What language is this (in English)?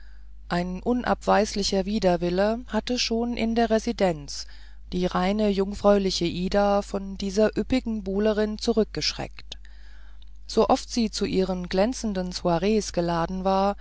German